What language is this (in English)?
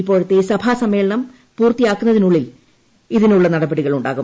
Malayalam